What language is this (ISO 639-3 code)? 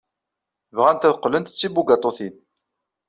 kab